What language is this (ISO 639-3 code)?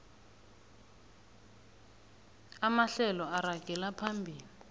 nbl